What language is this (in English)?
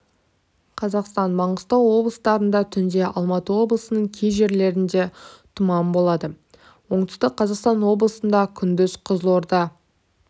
Kazakh